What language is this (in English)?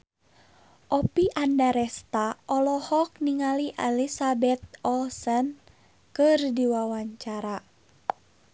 Sundanese